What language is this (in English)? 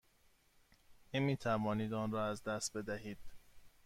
Persian